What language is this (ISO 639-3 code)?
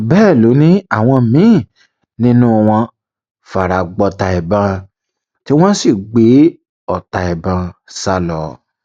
yor